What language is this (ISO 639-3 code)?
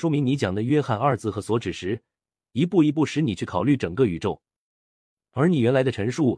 zho